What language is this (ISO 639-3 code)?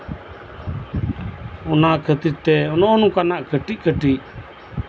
sat